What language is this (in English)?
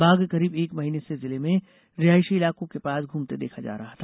Hindi